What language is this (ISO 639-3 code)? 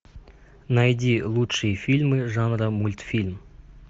rus